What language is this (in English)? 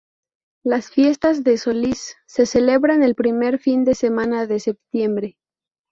Spanish